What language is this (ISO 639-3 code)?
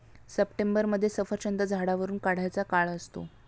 mar